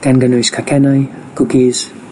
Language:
Welsh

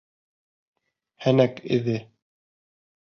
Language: Bashkir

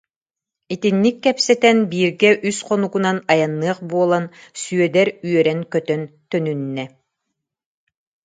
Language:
Yakut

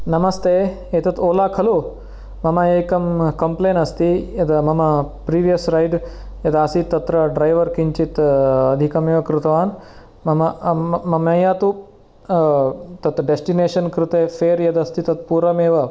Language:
Sanskrit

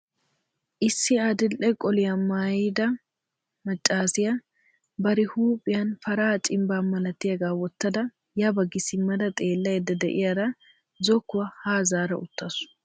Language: Wolaytta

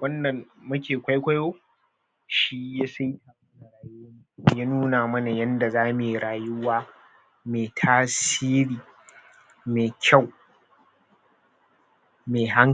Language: Hausa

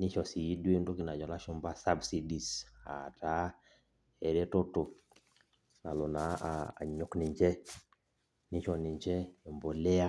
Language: Masai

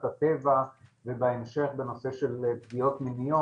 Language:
Hebrew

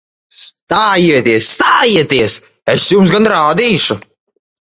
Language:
Latvian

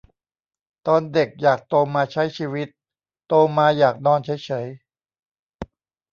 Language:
Thai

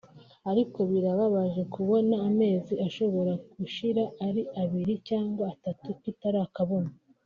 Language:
Kinyarwanda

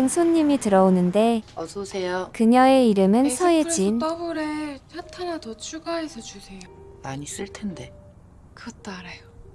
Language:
Korean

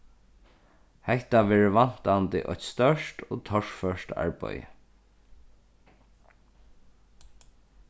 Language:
Faroese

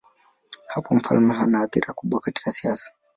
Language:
Swahili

